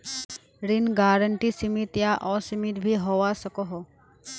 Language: Magahi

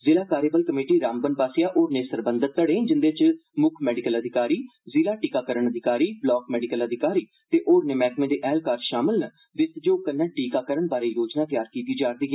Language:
Dogri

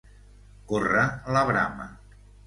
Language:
Catalan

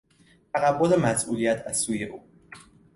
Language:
Persian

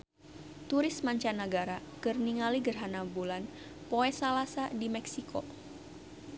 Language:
Sundanese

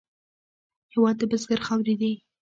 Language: Pashto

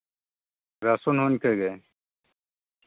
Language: Santali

